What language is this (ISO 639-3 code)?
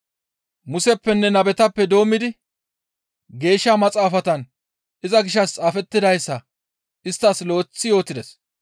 gmv